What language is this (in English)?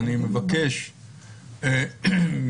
Hebrew